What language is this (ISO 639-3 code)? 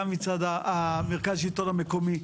heb